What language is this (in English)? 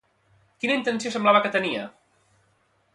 Catalan